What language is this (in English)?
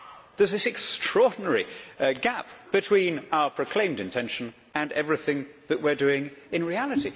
English